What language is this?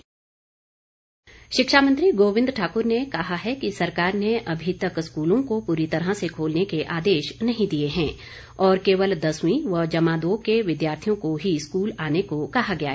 Hindi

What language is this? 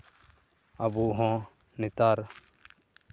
Santali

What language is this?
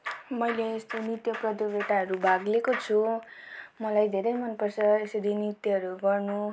Nepali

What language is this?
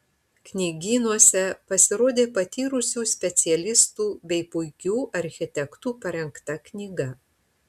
Lithuanian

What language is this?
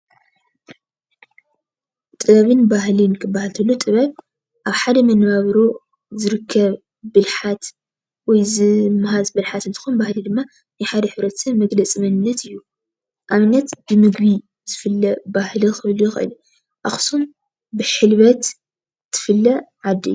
Tigrinya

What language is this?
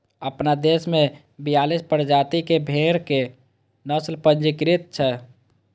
Maithili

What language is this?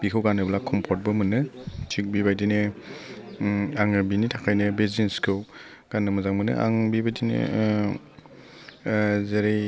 Bodo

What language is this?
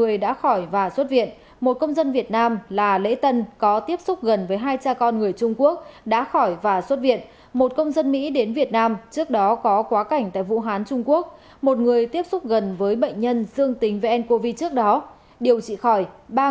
Vietnamese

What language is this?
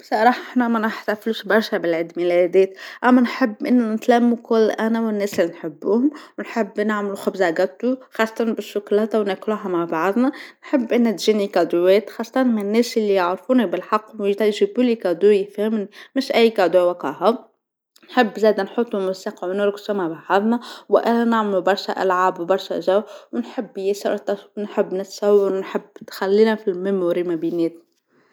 Tunisian Arabic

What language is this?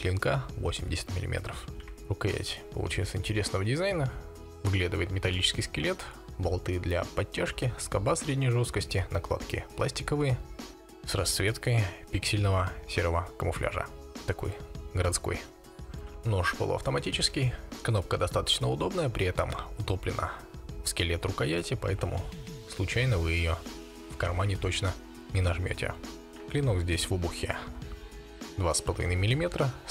Russian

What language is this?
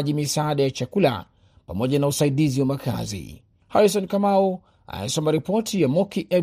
Swahili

